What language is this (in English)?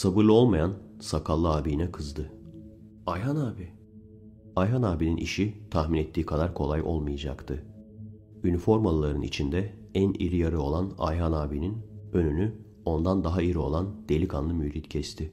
Turkish